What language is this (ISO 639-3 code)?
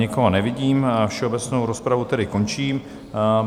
ces